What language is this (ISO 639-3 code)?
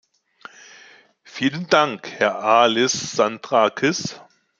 deu